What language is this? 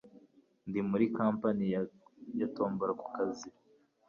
Kinyarwanda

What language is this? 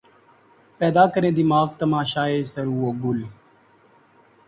Urdu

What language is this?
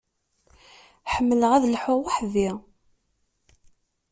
Kabyle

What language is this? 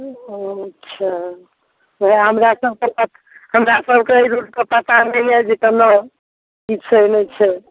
Maithili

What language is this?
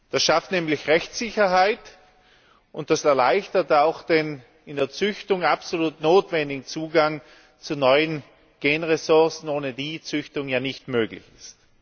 German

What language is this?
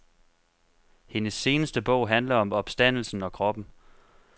Danish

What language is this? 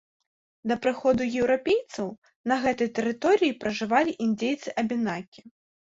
Belarusian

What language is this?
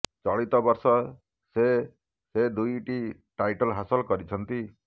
Odia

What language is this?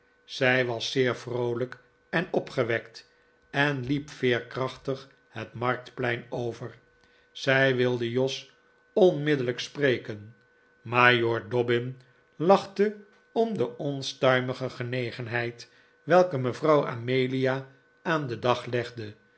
Dutch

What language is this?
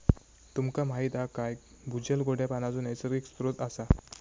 Marathi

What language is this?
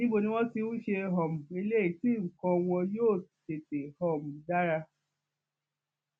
Yoruba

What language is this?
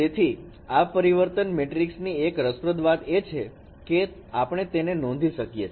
Gujarati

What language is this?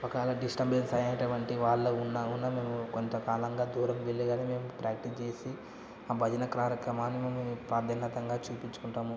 Telugu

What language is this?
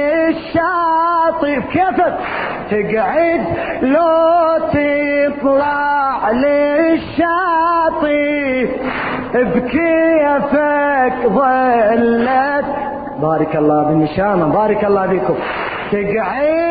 Arabic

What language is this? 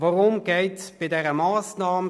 Swiss German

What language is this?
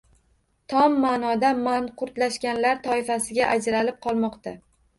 Uzbek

